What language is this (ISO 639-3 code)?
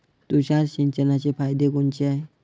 mar